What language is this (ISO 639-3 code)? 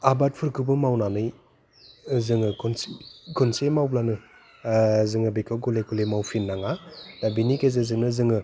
brx